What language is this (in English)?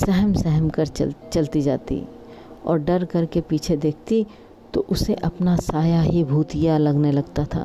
Hindi